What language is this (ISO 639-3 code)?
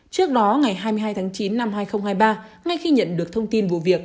vie